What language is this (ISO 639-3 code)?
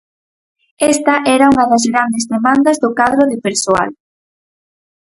glg